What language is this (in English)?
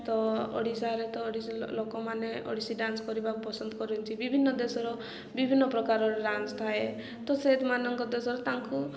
Odia